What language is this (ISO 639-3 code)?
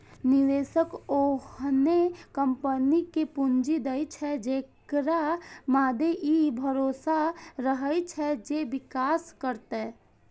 mai